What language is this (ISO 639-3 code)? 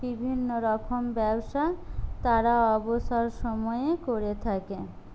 ben